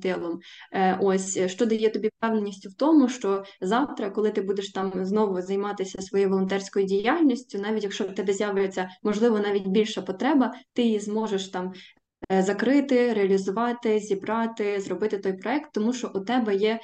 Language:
Ukrainian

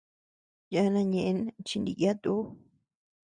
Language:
Tepeuxila Cuicatec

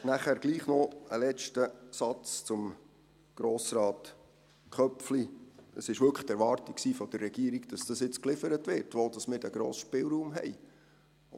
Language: Swiss German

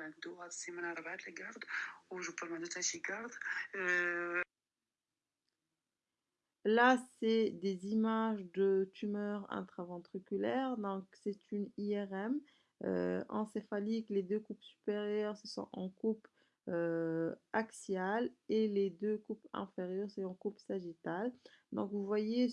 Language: French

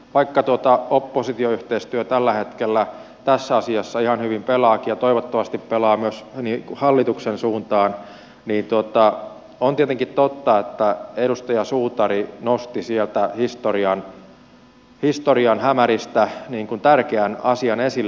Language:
Finnish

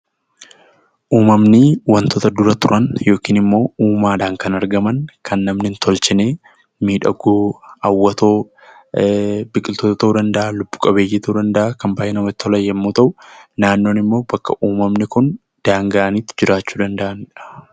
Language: Oromo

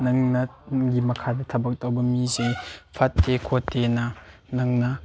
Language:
Manipuri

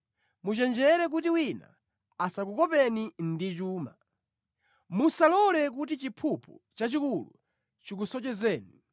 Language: Nyanja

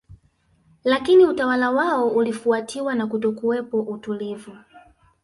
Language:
Swahili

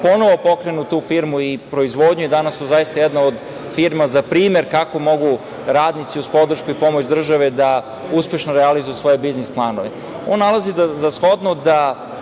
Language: Serbian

